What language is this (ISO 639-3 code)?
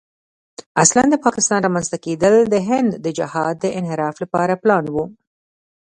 pus